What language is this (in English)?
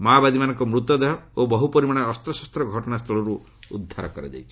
Odia